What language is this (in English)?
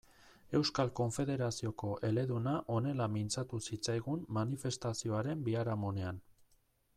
Basque